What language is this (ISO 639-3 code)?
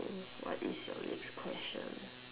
eng